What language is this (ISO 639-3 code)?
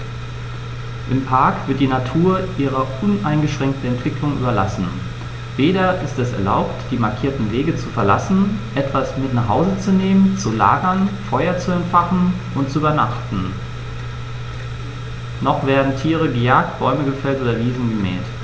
deu